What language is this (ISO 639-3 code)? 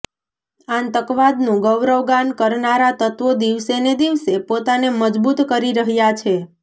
guj